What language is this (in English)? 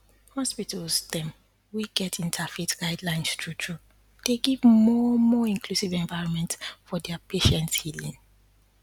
Nigerian Pidgin